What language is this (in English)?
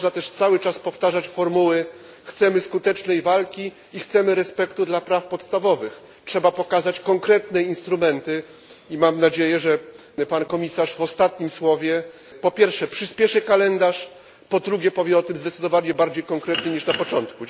Polish